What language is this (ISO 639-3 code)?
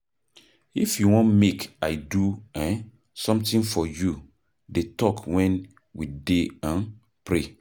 pcm